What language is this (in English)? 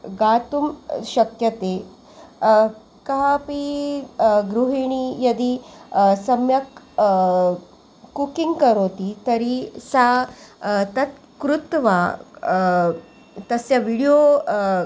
Sanskrit